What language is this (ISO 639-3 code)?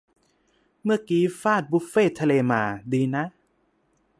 tha